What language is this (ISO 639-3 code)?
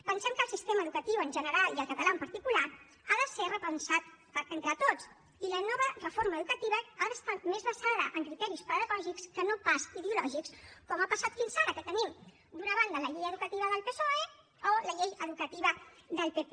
cat